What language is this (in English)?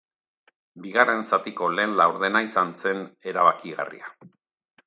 Basque